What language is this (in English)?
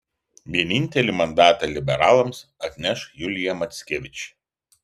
Lithuanian